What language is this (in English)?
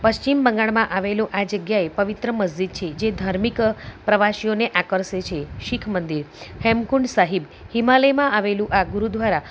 Gujarati